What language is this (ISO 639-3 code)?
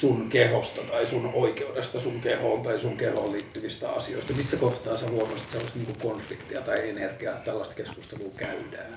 fin